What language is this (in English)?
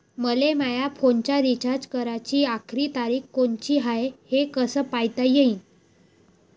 Marathi